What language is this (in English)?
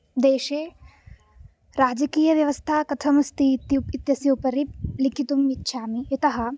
Sanskrit